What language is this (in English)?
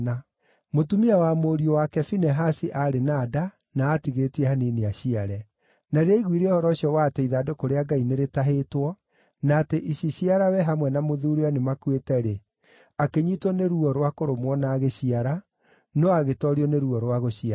Kikuyu